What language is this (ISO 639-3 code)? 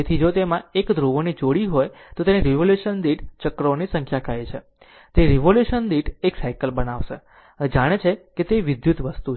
guj